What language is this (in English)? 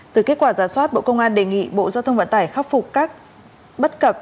Vietnamese